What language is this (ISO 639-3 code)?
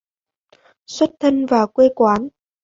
vie